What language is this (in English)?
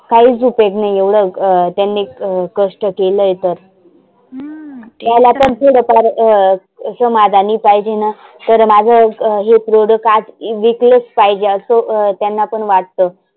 Marathi